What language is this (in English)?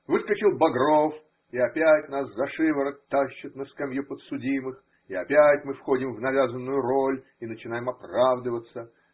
Russian